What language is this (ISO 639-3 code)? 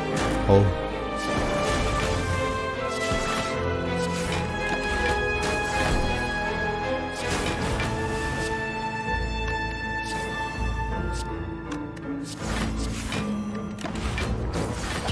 kor